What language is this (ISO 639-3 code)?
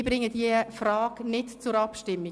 gsw